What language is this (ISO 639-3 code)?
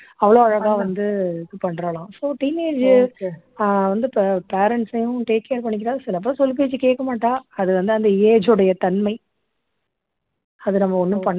tam